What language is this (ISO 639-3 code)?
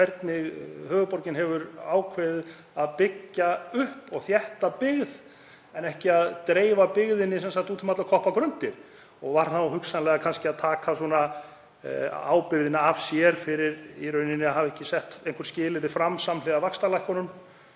isl